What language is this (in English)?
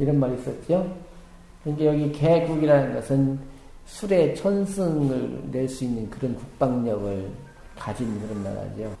Korean